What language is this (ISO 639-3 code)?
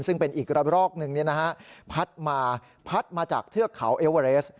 tha